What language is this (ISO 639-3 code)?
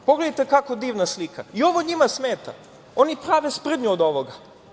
srp